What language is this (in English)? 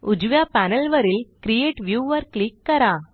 Marathi